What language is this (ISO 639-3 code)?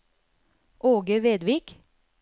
nor